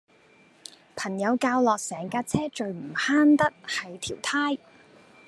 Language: Cantonese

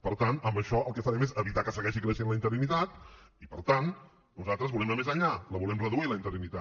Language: Catalan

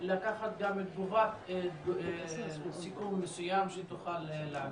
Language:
Hebrew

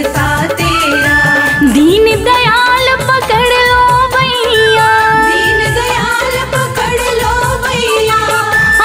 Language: Hindi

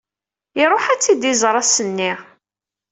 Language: Kabyle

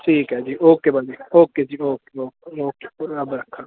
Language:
Punjabi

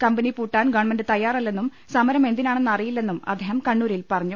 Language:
Malayalam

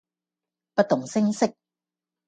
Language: Cantonese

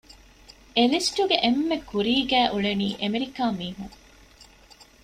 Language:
Divehi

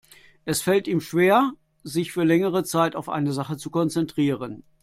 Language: German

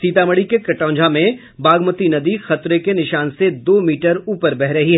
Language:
Hindi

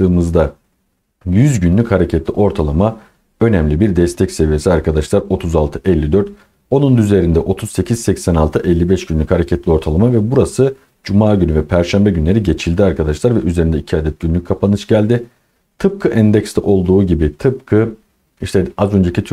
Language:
Turkish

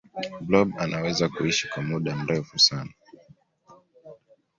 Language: Swahili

